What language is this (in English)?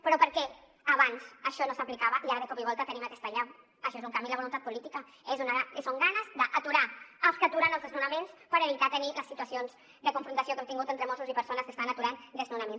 Catalan